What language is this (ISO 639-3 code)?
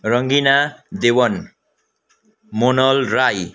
nep